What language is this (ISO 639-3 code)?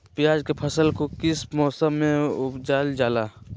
mag